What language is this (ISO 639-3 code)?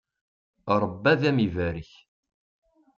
kab